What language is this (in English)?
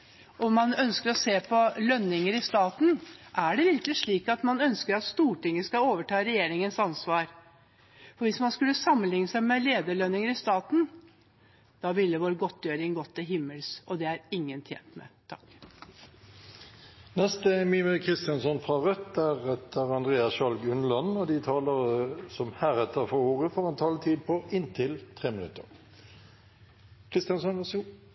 Norwegian Bokmål